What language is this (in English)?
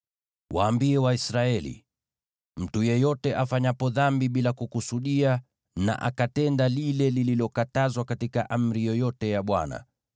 Swahili